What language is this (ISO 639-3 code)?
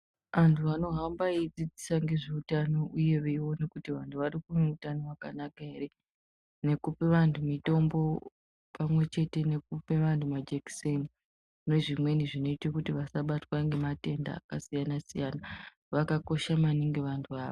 ndc